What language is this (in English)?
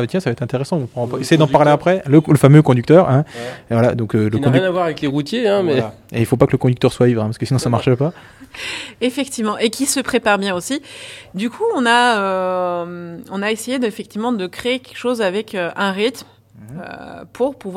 French